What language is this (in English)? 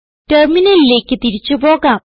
Malayalam